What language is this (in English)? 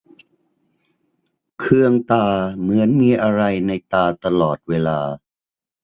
Thai